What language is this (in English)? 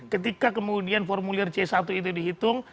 Indonesian